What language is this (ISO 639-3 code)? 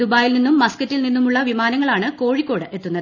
mal